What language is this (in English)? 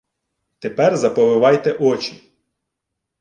Ukrainian